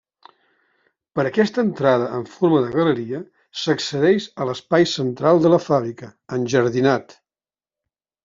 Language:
Catalan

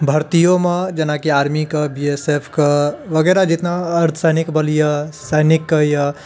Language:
Maithili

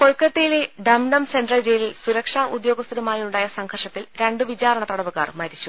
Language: Malayalam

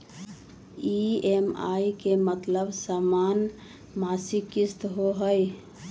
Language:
Magahi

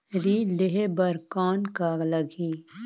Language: Chhattisgarhi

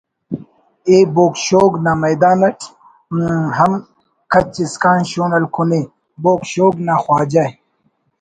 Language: Brahui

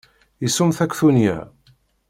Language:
Kabyle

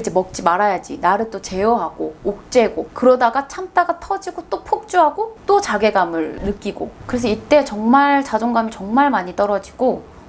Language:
Korean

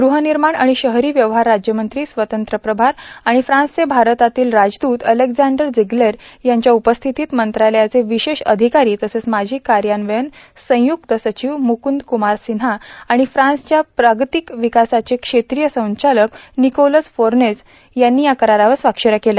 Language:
Marathi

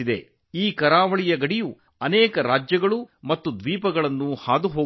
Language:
Kannada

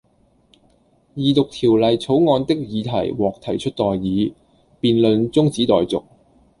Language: Cantonese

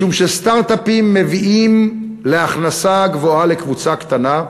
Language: Hebrew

